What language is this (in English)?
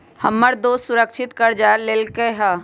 Magahi